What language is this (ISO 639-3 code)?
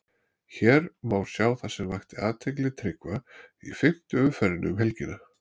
isl